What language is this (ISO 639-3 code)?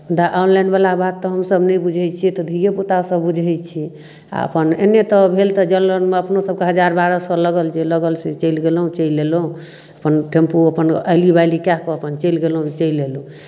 mai